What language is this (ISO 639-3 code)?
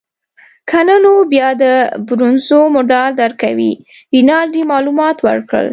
pus